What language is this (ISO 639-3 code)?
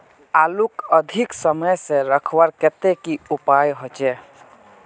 mag